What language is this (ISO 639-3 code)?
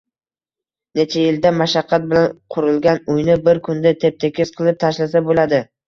uzb